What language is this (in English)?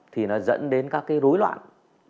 Vietnamese